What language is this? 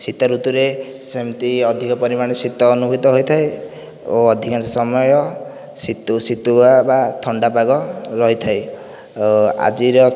Odia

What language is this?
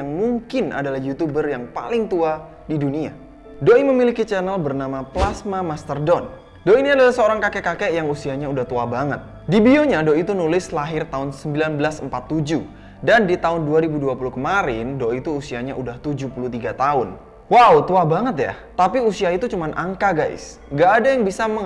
Indonesian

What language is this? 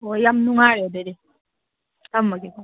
Manipuri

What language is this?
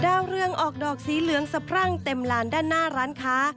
Thai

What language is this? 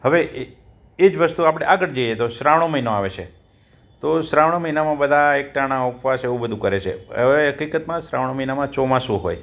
Gujarati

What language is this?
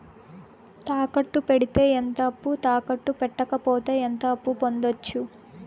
Telugu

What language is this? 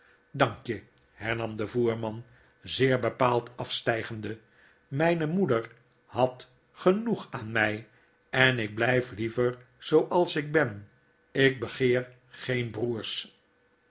Dutch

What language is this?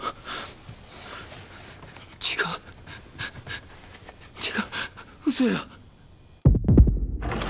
Japanese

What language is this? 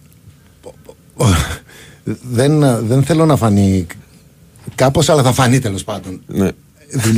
Greek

